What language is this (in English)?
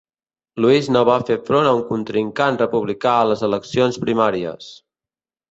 Catalan